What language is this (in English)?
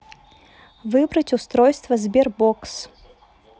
Russian